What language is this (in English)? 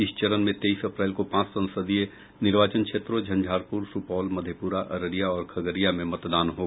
Hindi